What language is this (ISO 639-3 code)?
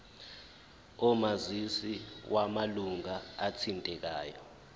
zul